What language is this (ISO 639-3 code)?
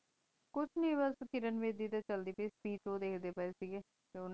pan